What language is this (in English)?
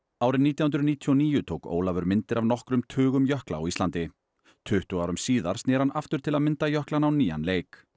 Icelandic